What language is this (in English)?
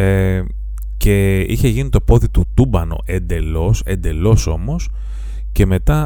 Greek